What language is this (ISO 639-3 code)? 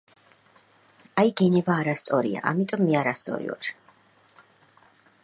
kat